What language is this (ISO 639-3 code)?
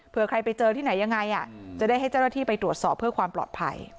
tha